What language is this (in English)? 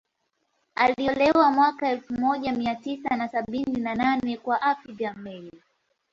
Swahili